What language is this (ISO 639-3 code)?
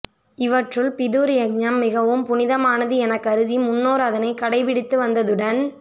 tam